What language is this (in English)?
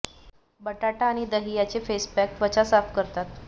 Marathi